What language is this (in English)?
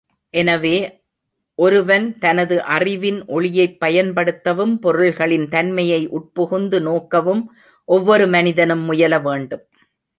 Tamil